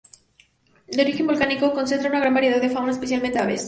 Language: Spanish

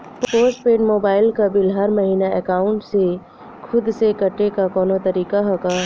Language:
Bhojpuri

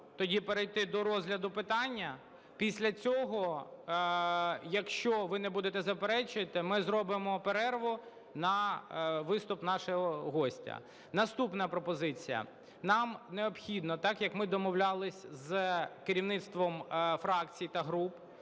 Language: Ukrainian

